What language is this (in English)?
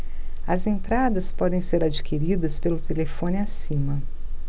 Portuguese